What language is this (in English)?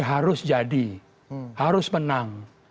Indonesian